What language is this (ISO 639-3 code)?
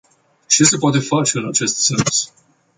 ron